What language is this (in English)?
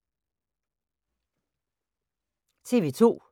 Danish